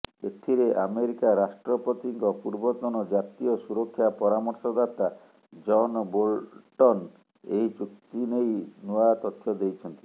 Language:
Odia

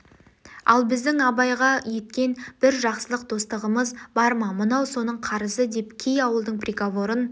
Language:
Kazakh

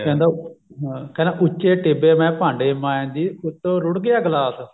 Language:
Punjabi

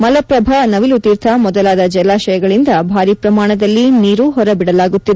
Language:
Kannada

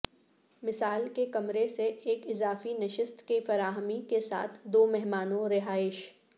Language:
Urdu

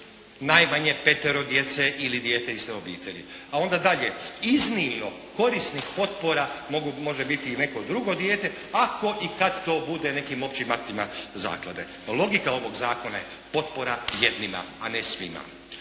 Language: Croatian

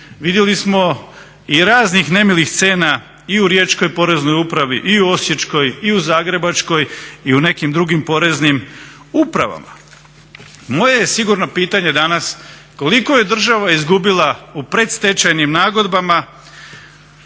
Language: Croatian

